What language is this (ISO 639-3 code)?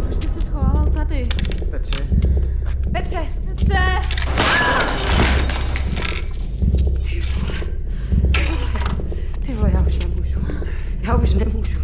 ces